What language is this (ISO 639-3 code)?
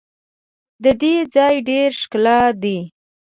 pus